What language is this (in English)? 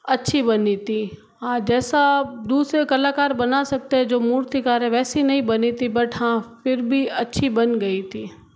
Hindi